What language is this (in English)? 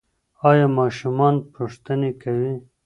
Pashto